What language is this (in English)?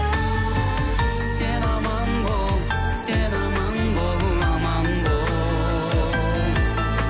Kazakh